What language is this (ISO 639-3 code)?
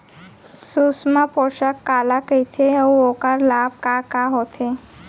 hne